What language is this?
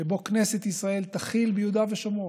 Hebrew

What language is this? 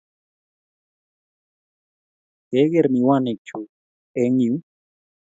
Kalenjin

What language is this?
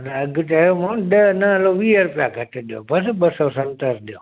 Sindhi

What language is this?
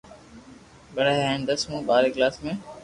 Loarki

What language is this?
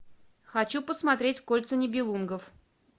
Russian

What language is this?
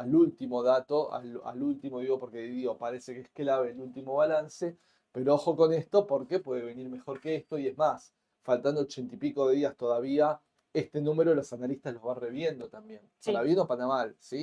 Spanish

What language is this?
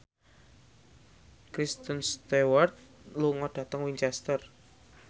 Javanese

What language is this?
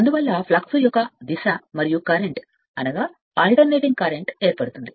Telugu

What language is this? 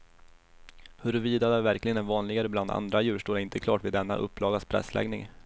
Swedish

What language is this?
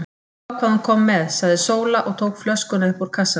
Icelandic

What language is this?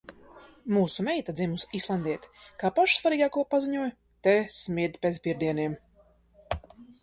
Latvian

